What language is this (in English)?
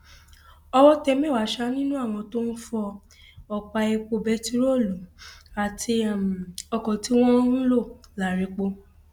Yoruba